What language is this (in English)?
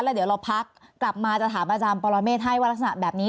Thai